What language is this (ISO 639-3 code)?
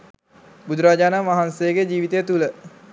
sin